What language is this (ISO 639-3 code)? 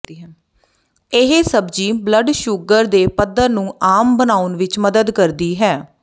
pan